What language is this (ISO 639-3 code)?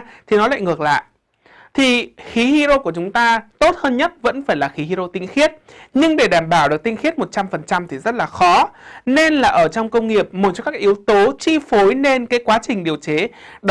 vie